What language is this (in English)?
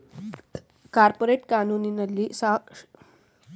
Kannada